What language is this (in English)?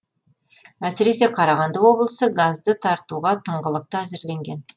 Kazakh